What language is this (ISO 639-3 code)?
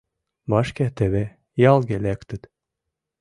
chm